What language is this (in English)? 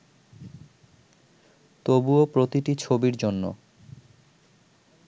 Bangla